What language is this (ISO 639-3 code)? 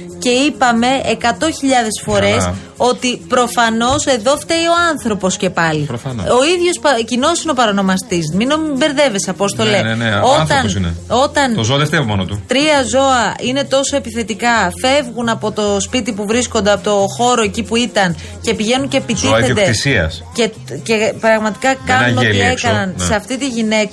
ell